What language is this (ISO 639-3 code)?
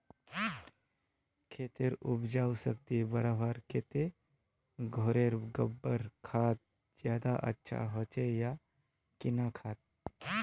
mag